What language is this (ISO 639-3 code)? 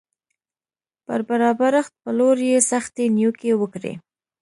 pus